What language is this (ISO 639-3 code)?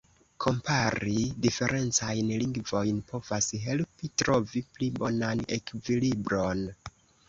epo